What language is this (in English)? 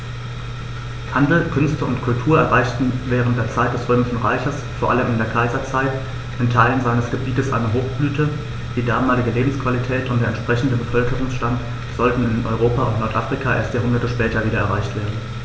German